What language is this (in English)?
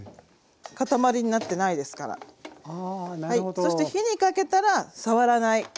Japanese